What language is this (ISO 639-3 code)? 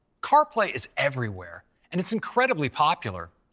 eng